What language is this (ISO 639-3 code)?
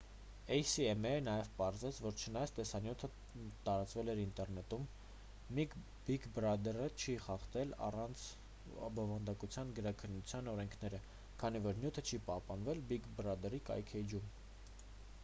hye